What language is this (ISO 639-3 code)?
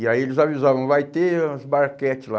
por